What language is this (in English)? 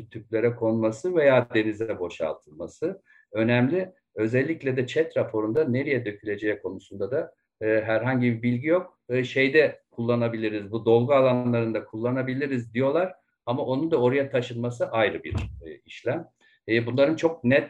Turkish